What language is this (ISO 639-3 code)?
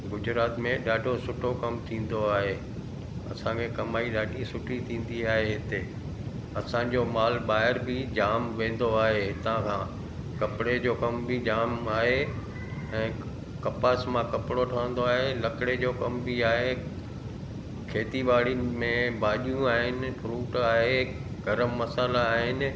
snd